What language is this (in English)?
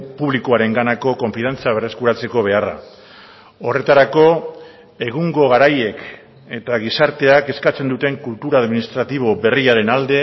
Basque